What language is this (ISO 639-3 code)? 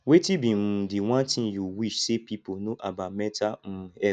pcm